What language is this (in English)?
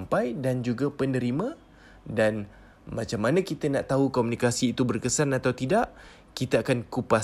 Malay